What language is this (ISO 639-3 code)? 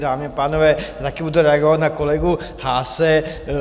ces